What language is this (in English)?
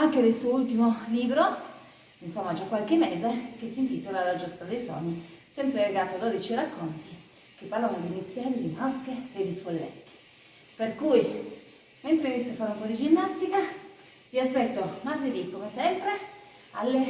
Italian